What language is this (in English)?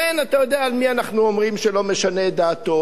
Hebrew